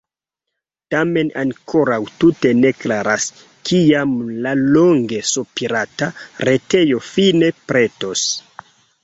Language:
Esperanto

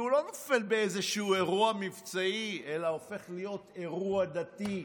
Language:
Hebrew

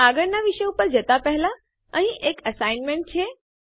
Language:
Gujarati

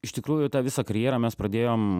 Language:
Lithuanian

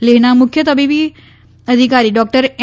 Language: Gujarati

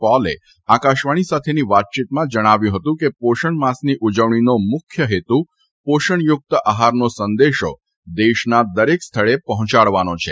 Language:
Gujarati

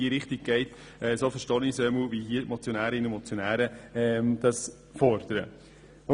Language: Swiss German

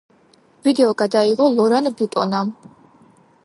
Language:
Georgian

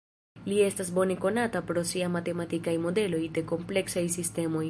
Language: Esperanto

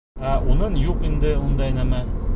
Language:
Bashkir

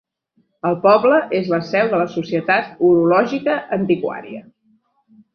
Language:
Catalan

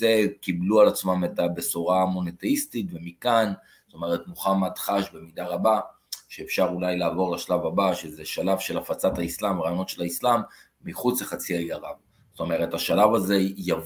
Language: Hebrew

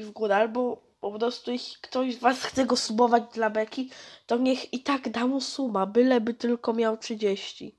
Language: Polish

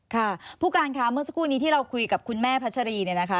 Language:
Thai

